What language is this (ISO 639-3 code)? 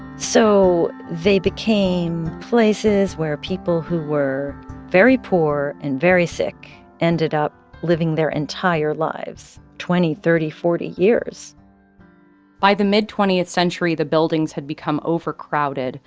eng